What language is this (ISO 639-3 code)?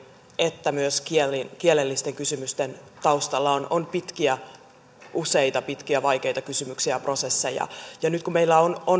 fin